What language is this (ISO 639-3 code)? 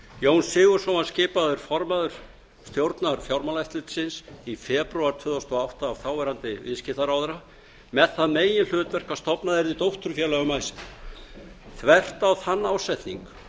isl